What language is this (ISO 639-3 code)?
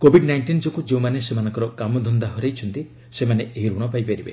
ori